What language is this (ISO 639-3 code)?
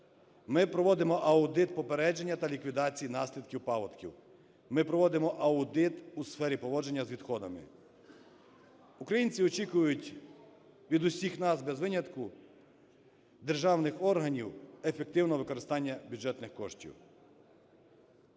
ukr